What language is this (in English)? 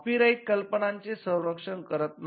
Marathi